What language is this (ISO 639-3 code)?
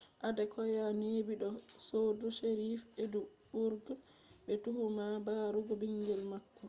ful